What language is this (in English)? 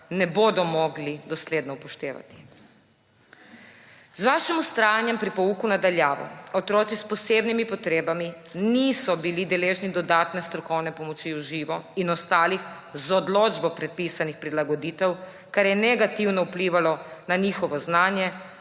Slovenian